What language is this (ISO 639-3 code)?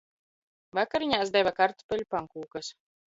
lav